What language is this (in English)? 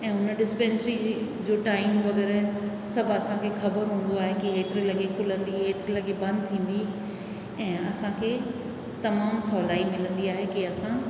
Sindhi